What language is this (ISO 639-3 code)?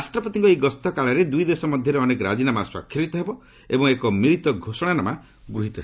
ori